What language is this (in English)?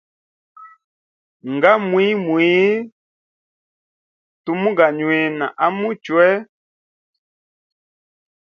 Hemba